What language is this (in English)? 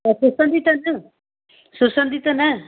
Sindhi